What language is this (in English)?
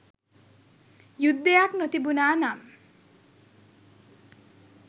Sinhala